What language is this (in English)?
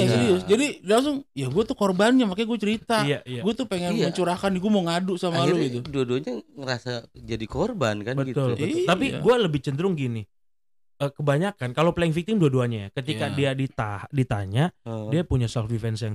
Indonesian